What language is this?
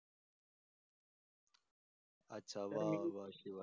Marathi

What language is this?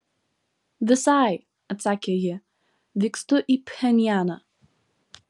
Lithuanian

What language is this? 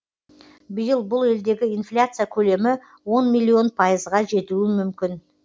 Kazakh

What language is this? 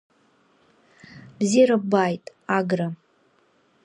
Abkhazian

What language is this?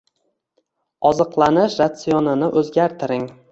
Uzbek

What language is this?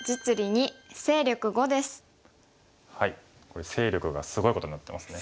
Japanese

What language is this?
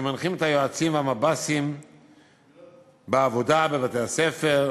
Hebrew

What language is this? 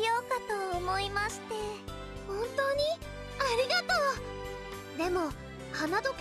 Japanese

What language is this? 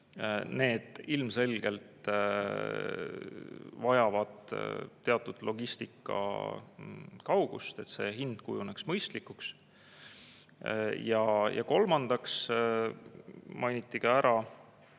Estonian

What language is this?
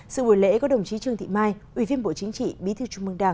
Vietnamese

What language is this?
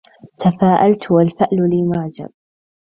Arabic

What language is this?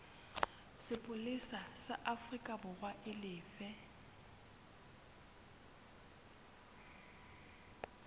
Southern Sotho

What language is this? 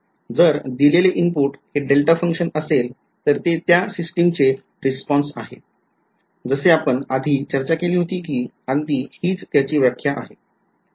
Marathi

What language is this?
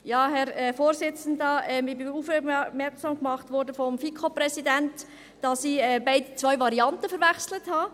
Swiss German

